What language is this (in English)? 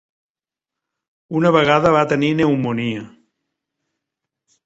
Catalan